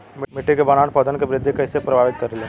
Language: Bhojpuri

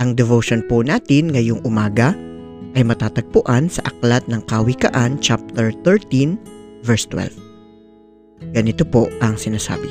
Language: Filipino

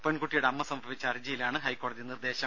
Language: Malayalam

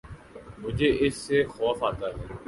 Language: Urdu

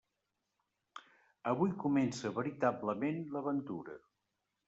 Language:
Catalan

